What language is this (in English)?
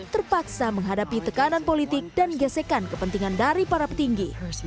Indonesian